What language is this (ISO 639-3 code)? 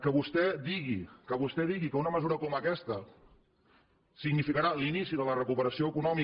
cat